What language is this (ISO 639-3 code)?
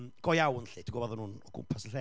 cym